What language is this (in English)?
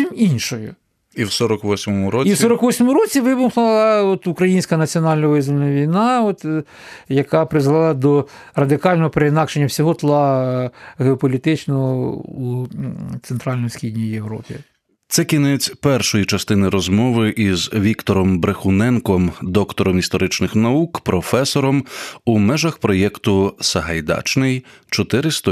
Ukrainian